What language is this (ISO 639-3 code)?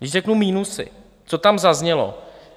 ces